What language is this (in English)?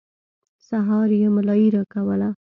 Pashto